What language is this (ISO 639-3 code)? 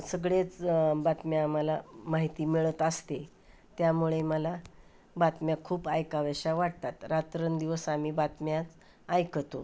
mar